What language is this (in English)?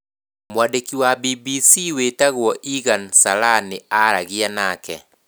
Kikuyu